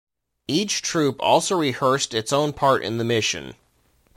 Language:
English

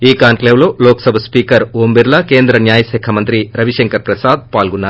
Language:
Telugu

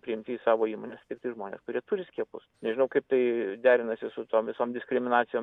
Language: Lithuanian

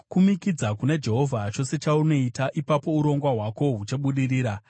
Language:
Shona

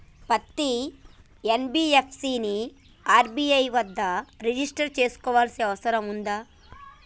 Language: Telugu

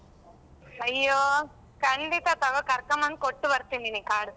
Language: Kannada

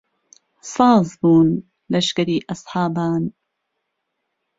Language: Central Kurdish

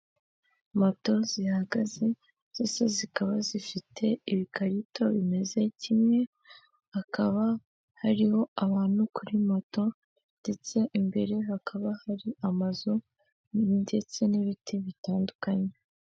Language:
Kinyarwanda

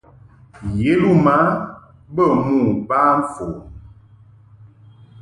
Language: Mungaka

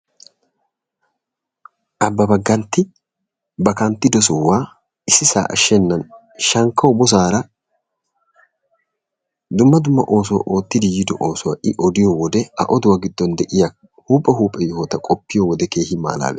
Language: Wolaytta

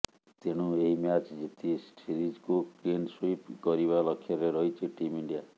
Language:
Odia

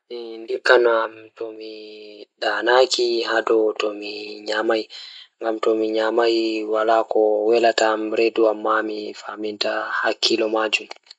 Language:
Fula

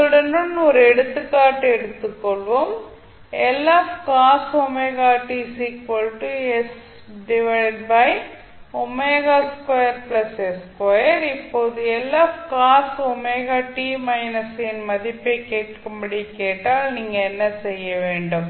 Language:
Tamil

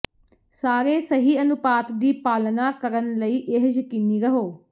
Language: Punjabi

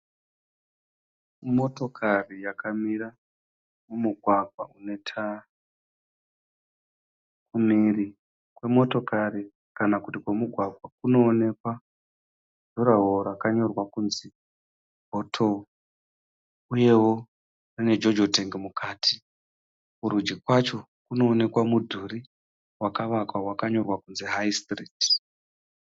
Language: Shona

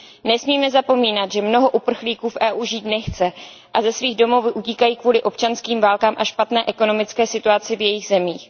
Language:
Czech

